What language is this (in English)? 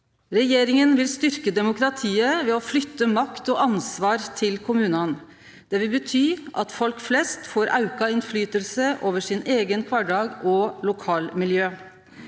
Norwegian